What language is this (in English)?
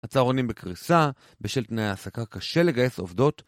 Hebrew